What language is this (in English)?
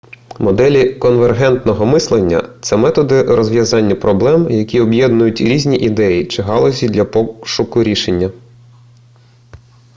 Ukrainian